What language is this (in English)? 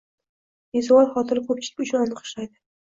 Uzbek